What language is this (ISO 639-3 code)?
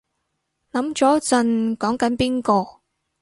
yue